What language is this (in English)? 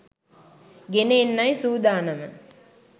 Sinhala